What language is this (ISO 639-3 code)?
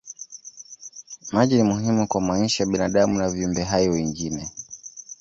swa